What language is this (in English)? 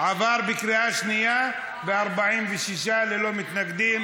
Hebrew